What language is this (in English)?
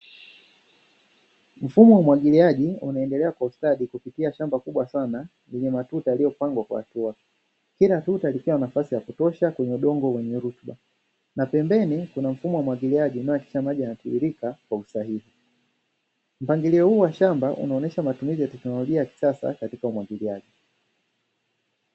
Swahili